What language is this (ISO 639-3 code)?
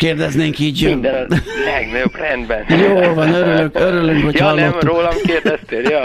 hun